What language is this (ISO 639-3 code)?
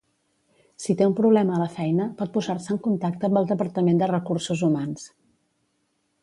cat